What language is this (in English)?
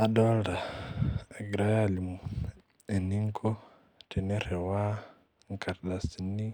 Masai